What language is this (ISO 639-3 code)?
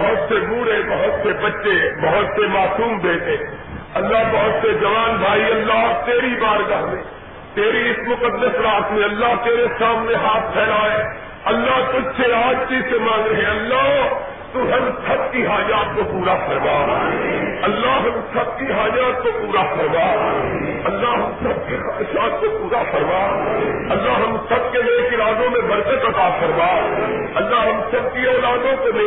urd